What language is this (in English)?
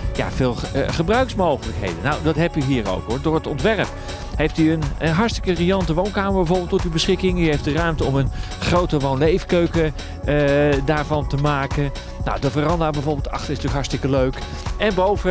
Dutch